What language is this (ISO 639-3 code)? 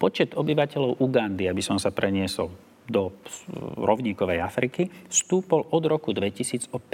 slk